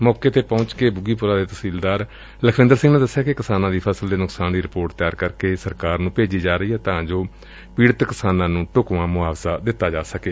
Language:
Punjabi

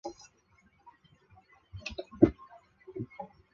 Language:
Chinese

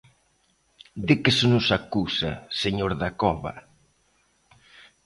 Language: Galician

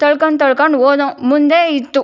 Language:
Kannada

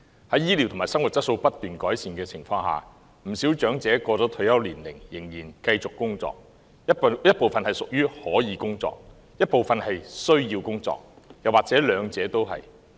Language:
Cantonese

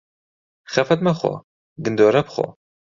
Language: Central Kurdish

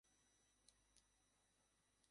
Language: Bangla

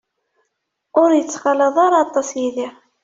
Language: Kabyle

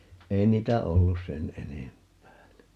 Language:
Finnish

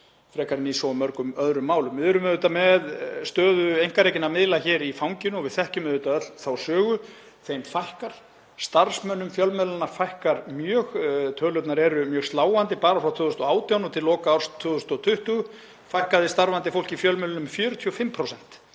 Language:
Icelandic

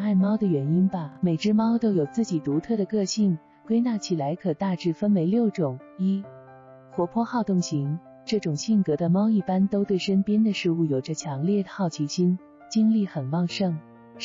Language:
Chinese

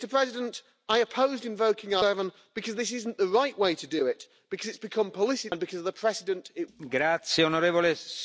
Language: Finnish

